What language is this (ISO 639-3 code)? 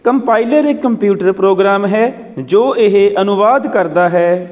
pan